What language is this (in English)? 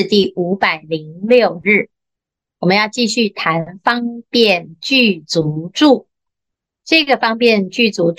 Chinese